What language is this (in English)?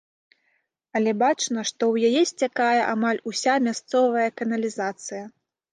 Belarusian